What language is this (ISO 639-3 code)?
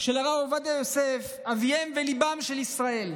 heb